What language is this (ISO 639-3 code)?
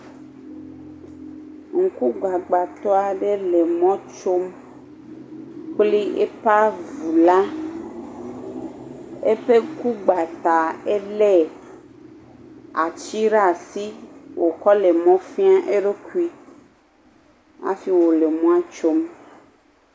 ewe